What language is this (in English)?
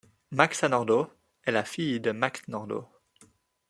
French